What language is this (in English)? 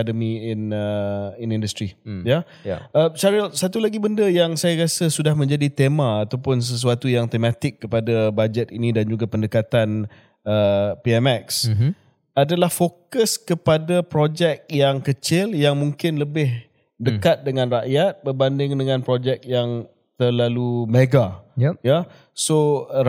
Malay